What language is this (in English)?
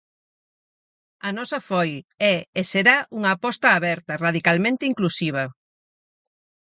Galician